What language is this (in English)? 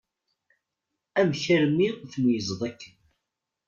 Kabyle